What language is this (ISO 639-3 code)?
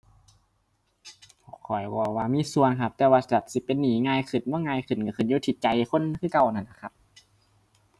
tha